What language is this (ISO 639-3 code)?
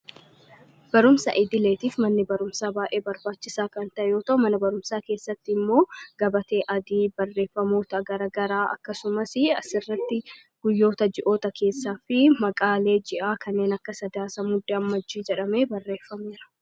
orm